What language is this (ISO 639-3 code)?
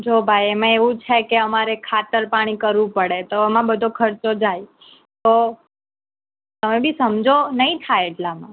guj